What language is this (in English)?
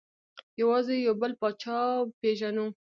Pashto